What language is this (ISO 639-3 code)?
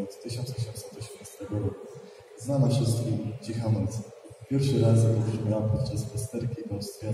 pol